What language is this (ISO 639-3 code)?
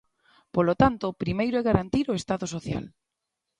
glg